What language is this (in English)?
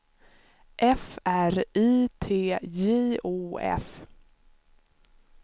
Swedish